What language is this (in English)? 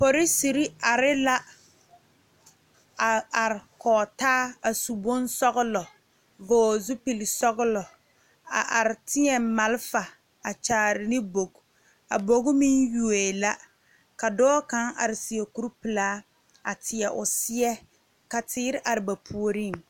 Southern Dagaare